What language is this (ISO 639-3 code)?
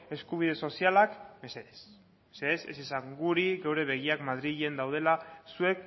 eus